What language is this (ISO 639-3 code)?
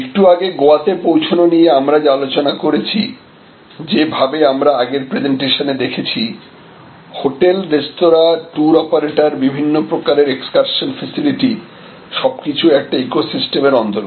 ben